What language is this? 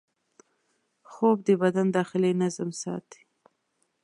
Pashto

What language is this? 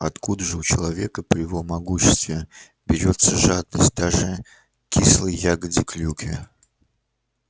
Russian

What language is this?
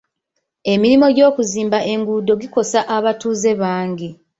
Ganda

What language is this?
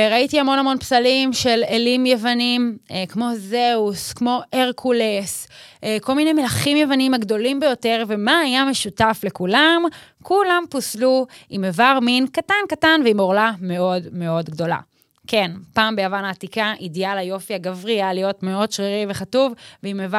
Hebrew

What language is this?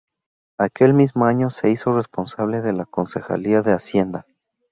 Spanish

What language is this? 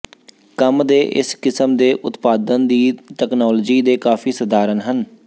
Punjabi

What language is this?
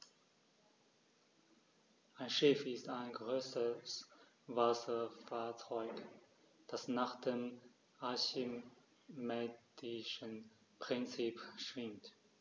German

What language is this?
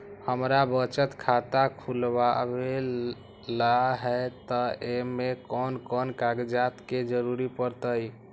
Magahi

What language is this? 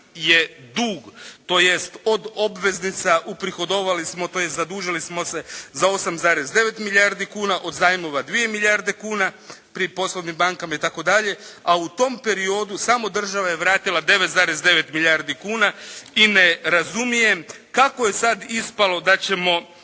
Croatian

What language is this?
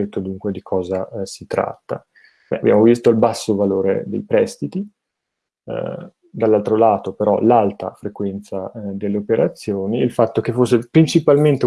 Italian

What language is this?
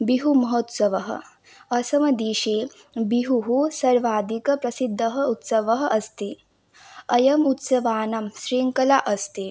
Sanskrit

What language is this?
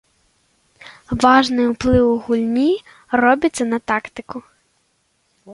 Belarusian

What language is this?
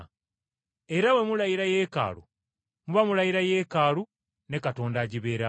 Ganda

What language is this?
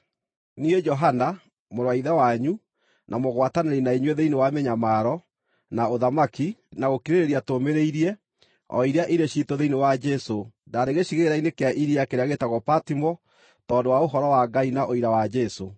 Kikuyu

